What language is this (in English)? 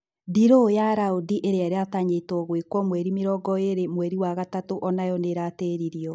Kikuyu